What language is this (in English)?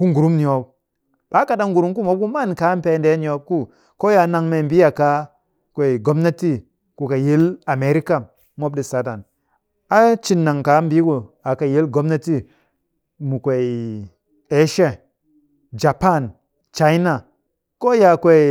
Cakfem-Mushere